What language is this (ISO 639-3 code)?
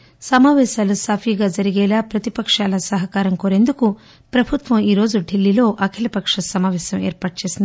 tel